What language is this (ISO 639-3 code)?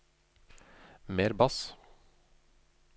nor